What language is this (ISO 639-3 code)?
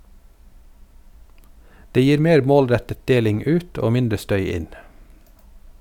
nor